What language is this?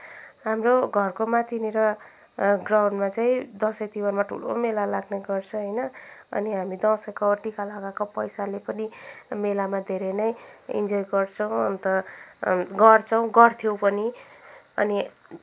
Nepali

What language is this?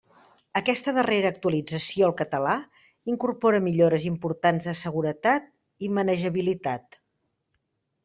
Catalan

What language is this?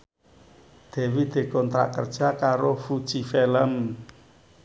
Javanese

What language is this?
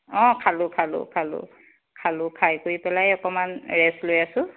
Assamese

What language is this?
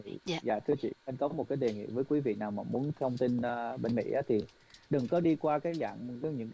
Vietnamese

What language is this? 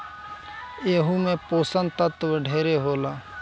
Bhojpuri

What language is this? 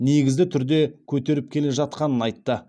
Kazakh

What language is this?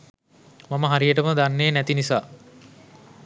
Sinhala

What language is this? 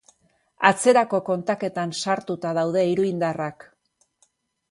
Basque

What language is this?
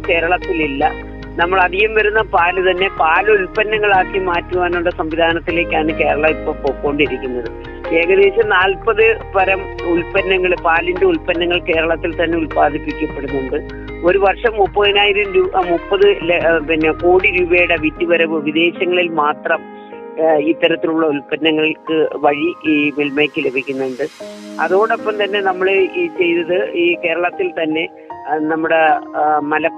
Malayalam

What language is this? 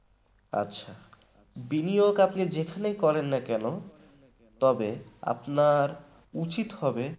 Bangla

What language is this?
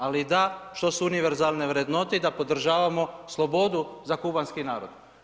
Croatian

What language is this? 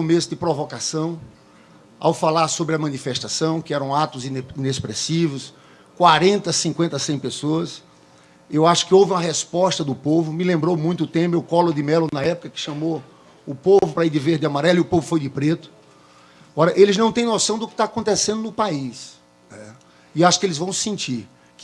Portuguese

